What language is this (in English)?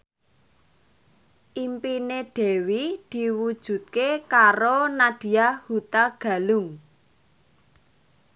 Javanese